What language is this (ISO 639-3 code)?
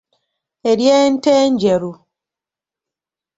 lug